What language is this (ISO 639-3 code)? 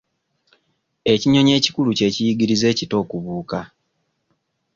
lug